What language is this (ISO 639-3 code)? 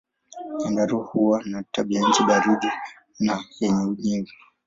swa